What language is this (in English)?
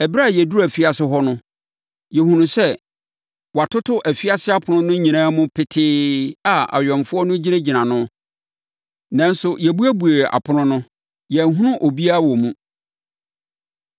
Akan